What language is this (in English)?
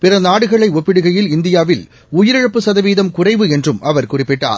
Tamil